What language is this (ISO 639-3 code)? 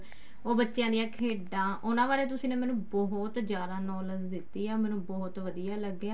pan